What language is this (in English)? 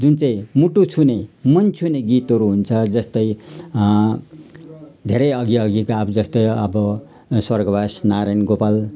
Nepali